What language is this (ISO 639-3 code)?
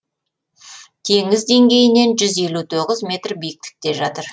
kaz